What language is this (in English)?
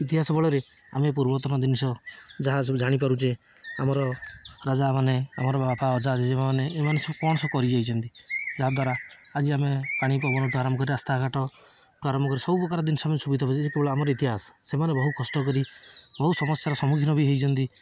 Odia